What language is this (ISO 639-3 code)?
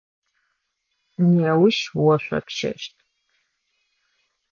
ady